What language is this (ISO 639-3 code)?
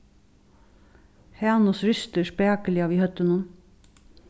fao